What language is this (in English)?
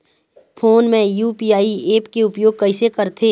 Chhattisgarhi